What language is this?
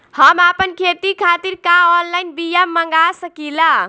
Bhojpuri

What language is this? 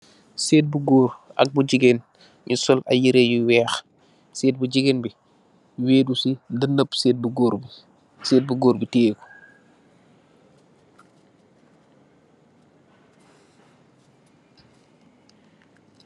Wolof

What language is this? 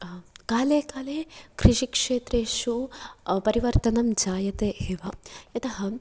Sanskrit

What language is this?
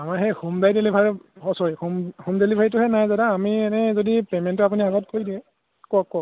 Assamese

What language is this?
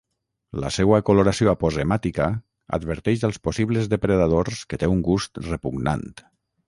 Catalan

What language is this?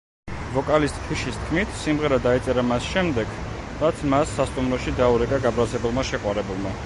Georgian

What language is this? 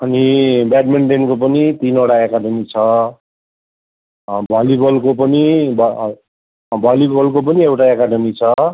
Nepali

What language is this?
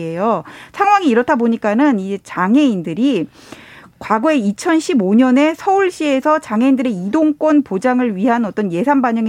Korean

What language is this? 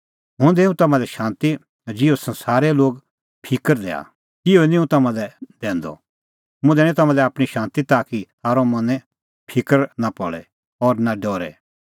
Kullu Pahari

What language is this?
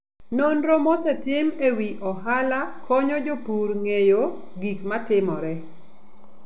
Luo (Kenya and Tanzania)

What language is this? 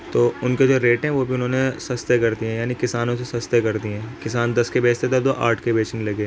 Urdu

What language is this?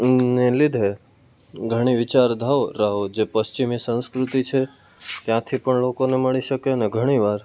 Gujarati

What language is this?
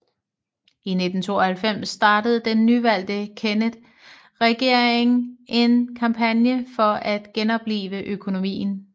Danish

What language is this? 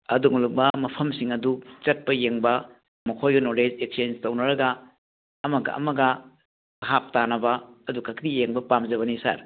Manipuri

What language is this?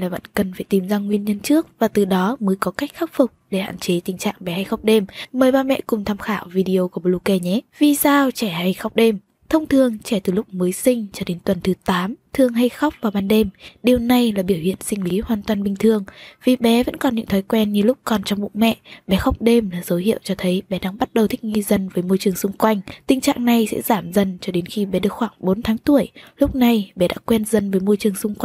Vietnamese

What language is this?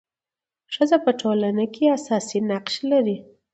Pashto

